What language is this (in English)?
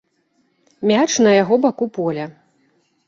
Belarusian